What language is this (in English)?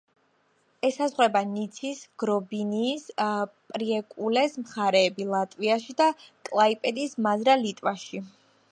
Georgian